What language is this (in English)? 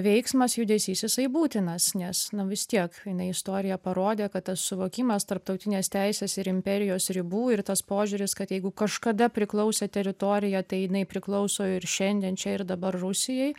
Lithuanian